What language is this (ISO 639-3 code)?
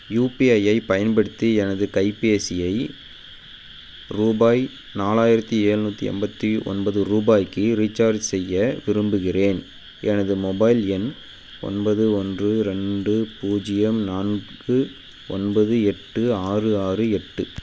tam